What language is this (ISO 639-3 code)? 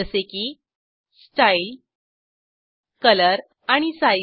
mar